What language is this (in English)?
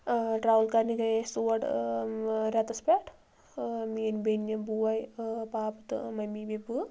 Kashmiri